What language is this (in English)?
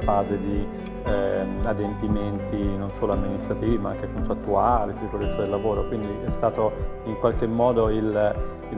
Italian